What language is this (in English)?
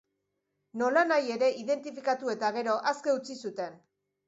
Basque